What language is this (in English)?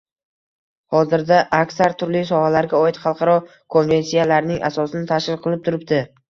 Uzbek